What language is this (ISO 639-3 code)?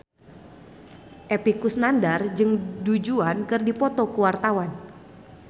sun